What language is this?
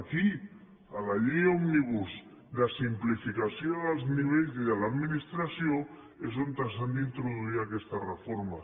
Catalan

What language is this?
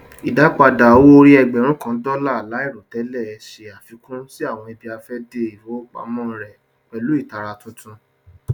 Yoruba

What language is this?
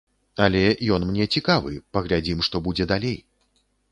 Belarusian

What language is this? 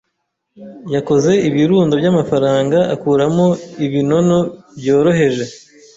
Kinyarwanda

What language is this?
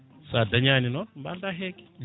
Fula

